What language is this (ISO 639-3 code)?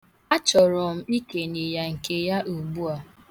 ibo